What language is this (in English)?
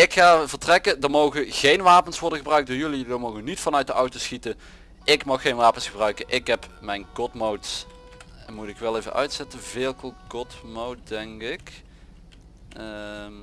Dutch